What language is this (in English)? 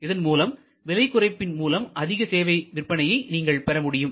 Tamil